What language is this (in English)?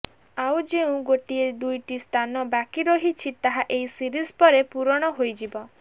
Odia